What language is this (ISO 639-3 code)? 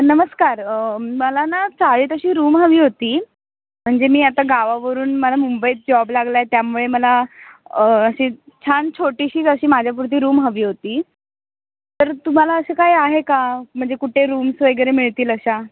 mar